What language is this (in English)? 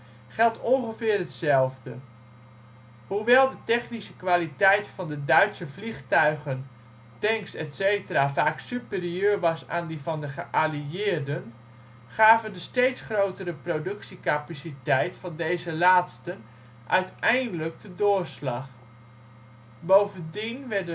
Dutch